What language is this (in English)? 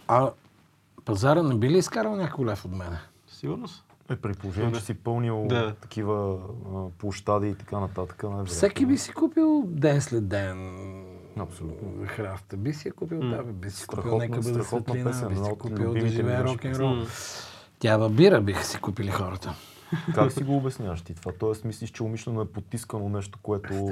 Bulgarian